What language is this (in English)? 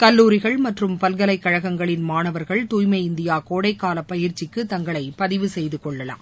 Tamil